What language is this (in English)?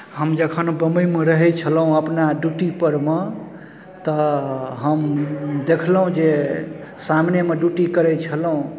Maithili